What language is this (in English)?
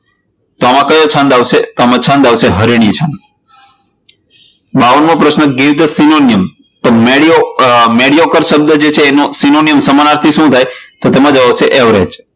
Gujarati